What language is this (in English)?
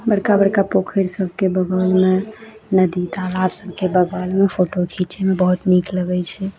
Maithili